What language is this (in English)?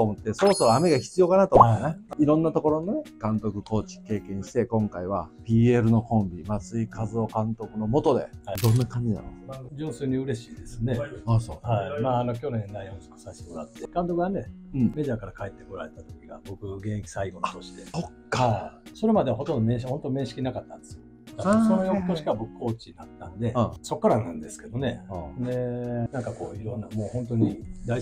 Japanese